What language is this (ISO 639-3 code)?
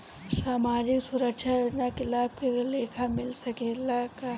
bho